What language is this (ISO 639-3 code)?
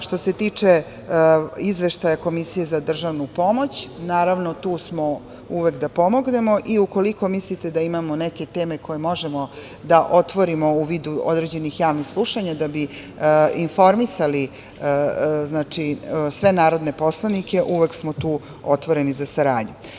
srp